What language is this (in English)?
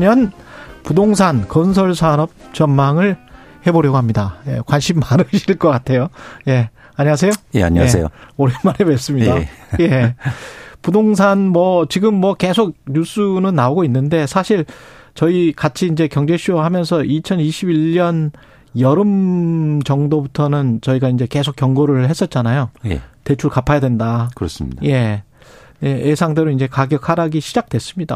Korean